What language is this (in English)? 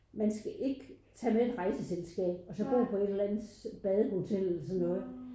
Danish